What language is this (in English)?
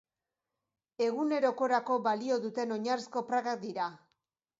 Basque